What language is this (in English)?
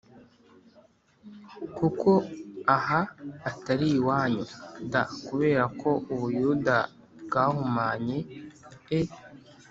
Kinyarwanda